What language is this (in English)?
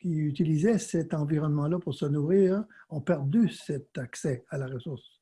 French